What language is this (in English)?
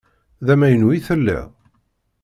Kabyle